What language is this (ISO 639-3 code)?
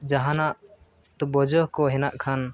sat